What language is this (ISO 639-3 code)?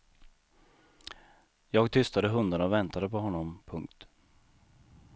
swe